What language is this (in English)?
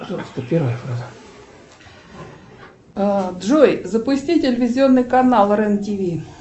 Russian